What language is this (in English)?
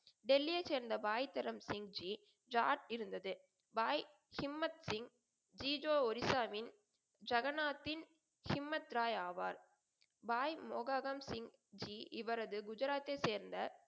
Tamil